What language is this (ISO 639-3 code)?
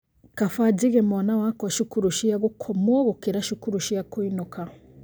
kik